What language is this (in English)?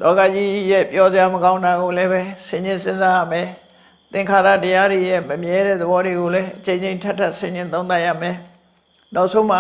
Vietnamese